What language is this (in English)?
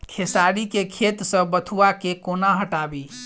Maithili